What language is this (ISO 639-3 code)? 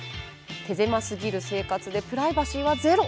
jpn